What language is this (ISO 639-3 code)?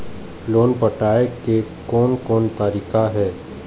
hne